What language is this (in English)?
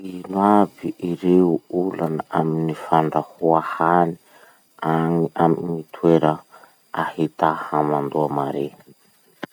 Masikoro Malagasy